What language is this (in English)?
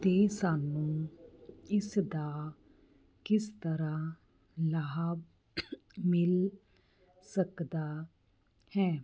Punjabi